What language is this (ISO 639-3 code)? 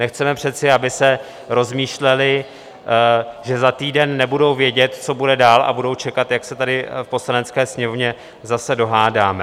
ces